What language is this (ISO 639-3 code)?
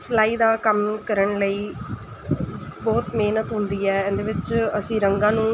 pan